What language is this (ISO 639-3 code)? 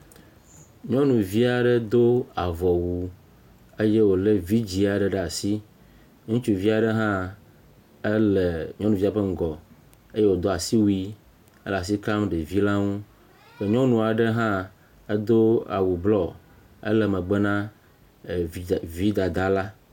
ewe